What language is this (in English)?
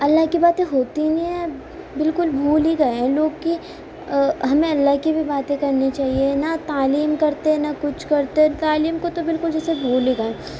Urdu